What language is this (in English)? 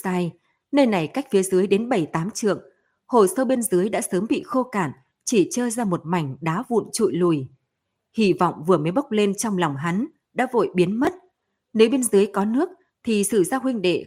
Vietnamese